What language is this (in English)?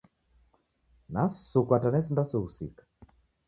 Taita